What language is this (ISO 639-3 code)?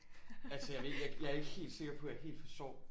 dan